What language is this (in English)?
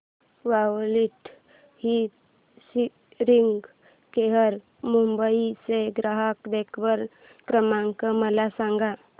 Marathi